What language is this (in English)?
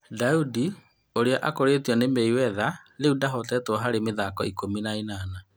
Kikuyu